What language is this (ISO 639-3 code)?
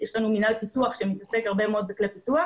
heb